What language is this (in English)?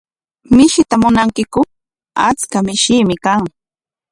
Corongo Ancash Quechua